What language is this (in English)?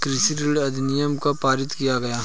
Hindi